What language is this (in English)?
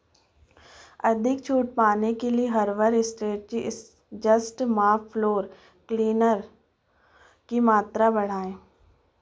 Hindi